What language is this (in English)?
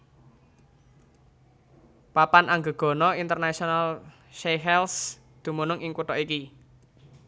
Javanese